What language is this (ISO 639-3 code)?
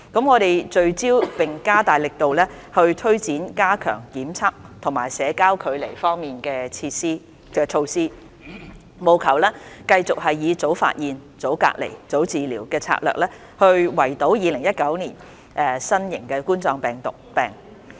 yue